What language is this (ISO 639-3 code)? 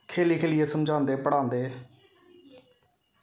doi